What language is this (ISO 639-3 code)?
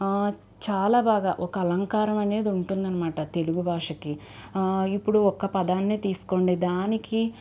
tel